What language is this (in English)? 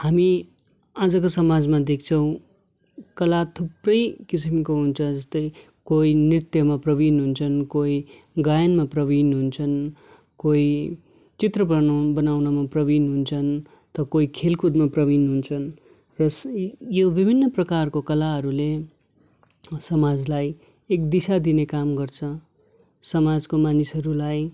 Nepali